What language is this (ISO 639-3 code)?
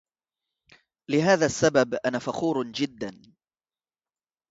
ara